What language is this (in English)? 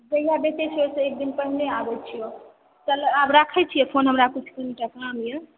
Maithili